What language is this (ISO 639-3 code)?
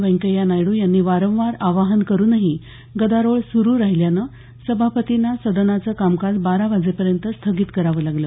mar